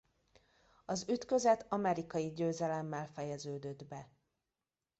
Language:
Hungarian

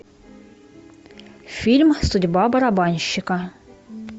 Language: Russian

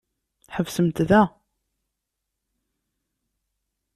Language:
Kabyle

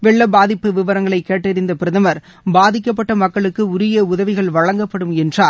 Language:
Tamil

